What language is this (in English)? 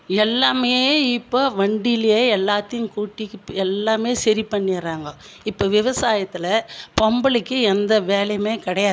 Tamil